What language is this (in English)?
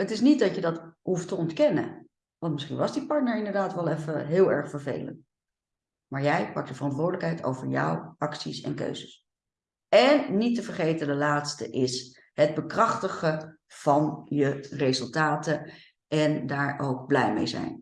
Dutch